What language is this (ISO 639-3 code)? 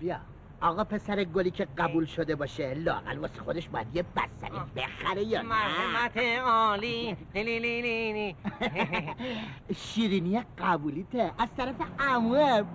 fas